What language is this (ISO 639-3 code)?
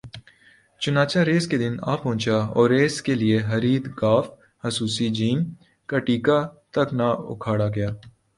urd